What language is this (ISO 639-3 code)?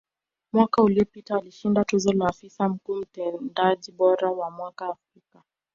swa